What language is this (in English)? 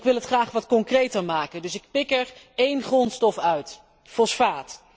Dutch